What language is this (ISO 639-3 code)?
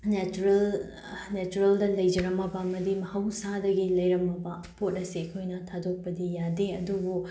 mni